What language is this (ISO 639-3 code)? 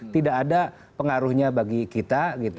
ind